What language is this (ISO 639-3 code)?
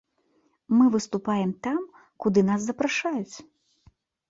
bel